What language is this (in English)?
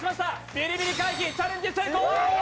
Japanese